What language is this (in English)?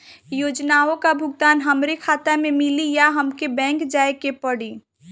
Bhojpuri